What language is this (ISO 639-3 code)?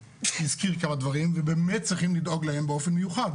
heb